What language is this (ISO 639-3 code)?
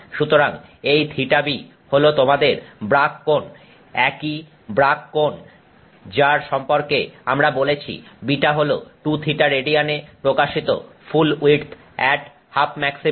ben